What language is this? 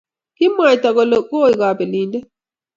Kalenjin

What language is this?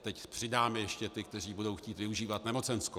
Czech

